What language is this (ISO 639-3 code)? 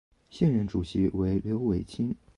zho